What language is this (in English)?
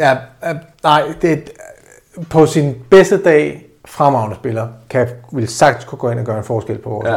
Danish